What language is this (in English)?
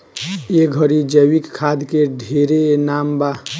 Bhojpuri